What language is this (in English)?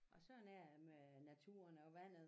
Danish